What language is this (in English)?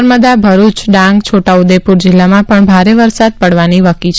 Gujarati